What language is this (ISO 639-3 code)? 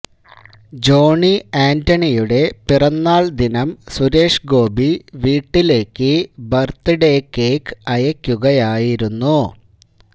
mal